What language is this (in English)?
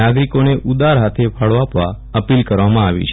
Gujarati